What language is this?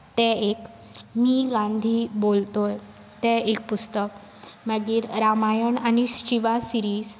Konkani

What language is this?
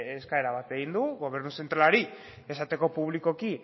Basque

